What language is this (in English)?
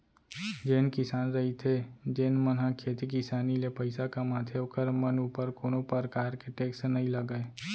Chhattisgarhi